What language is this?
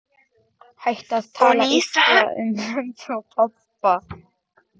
Icelandic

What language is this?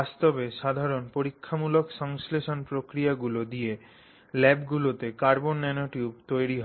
Bangla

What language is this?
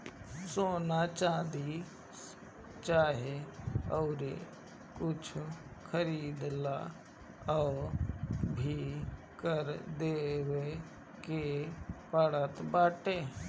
Bhojpuri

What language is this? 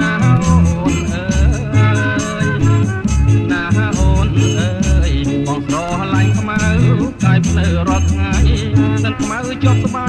Thai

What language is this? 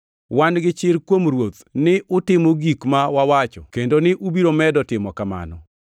Luo (Kenya and Tanzania)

